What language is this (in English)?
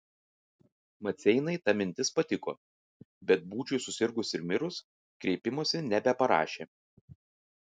Lithuanian